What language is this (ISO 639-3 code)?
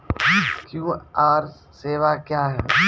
mai